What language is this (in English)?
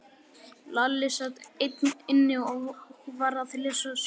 Icelandic